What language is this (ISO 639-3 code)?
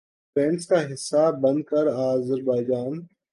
urd